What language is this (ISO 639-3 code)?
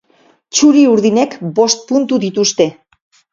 eus